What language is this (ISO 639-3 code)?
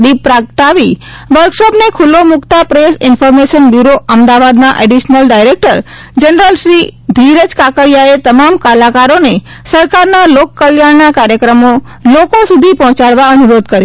guj